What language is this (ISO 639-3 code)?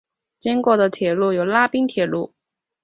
zho